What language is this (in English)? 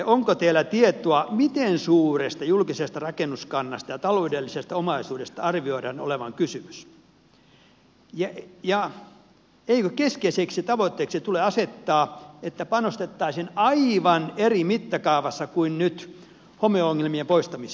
Finnish